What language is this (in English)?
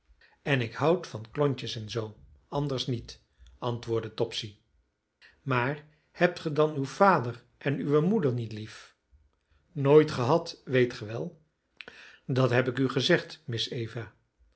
Dutch